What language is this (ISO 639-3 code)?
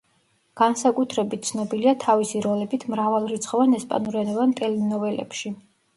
kat